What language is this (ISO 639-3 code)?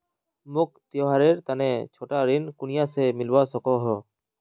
mag